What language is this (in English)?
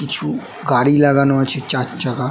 Bangla